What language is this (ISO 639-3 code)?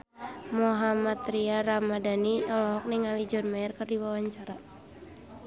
sun